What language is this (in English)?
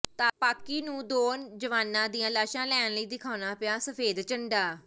Punjabi